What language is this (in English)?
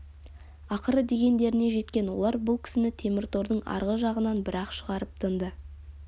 Kazakh